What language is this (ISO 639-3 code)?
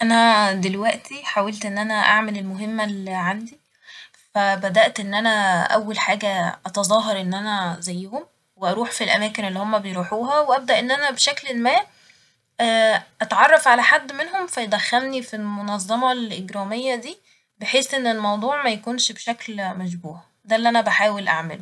arz